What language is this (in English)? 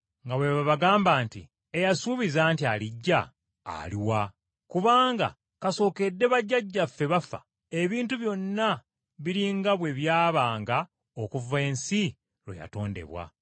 Ganda